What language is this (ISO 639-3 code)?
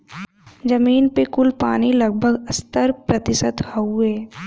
bho